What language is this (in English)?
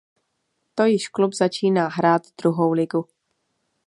Czech